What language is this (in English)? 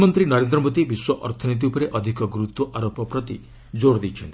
Odia